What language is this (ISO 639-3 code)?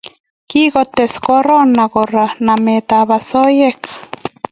kln